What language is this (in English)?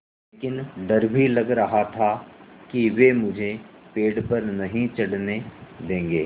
Hindi